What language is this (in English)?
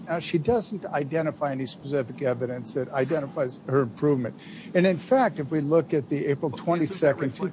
English